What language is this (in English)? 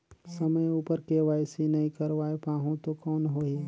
Chhattisgarhi